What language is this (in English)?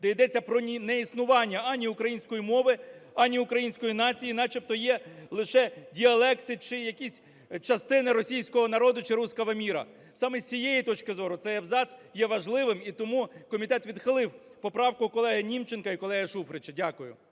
Ukrainian